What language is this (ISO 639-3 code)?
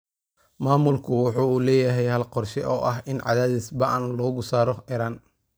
som